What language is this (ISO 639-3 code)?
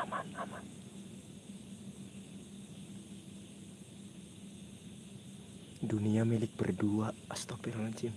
ind